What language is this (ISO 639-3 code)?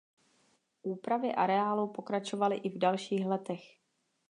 ces